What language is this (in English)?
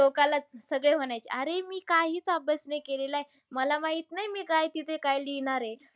Marathi